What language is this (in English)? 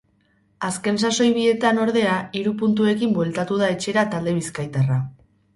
Basque